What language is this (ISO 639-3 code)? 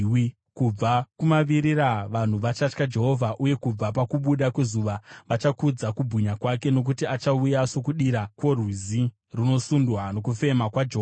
sna